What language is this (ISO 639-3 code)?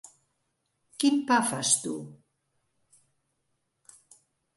cat